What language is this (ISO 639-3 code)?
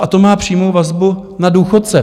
ces